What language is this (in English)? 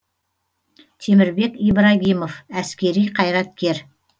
Kazakh